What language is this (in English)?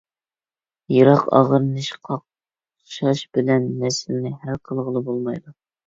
Uyghur